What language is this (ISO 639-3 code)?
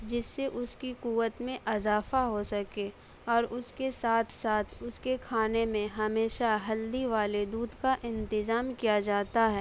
urd